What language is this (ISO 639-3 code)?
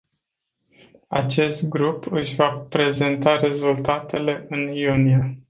ron